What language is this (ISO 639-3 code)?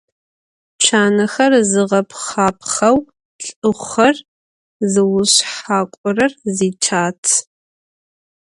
ady